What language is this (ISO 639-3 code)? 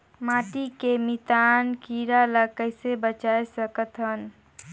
hne